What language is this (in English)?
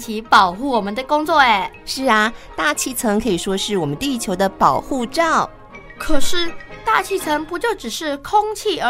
Chinese